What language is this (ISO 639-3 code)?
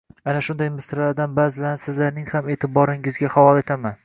uzb